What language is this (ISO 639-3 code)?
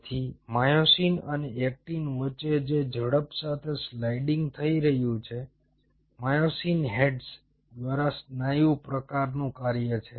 guj